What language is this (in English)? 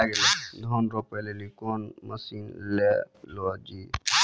Maithili